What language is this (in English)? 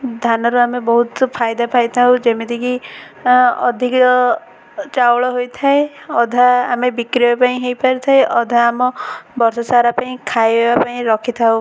Odia